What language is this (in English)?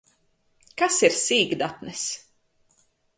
Latvian